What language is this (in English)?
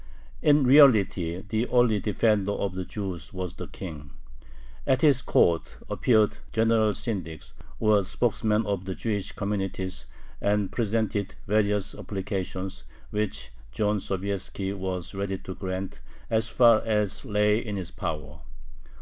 English